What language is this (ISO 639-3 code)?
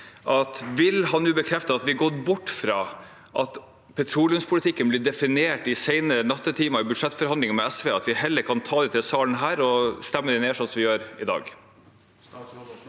nor